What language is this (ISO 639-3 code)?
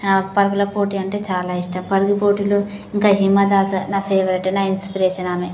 tel